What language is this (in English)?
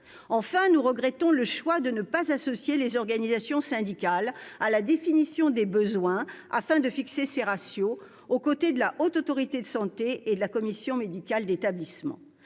French